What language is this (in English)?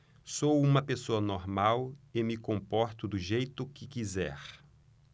Portuguese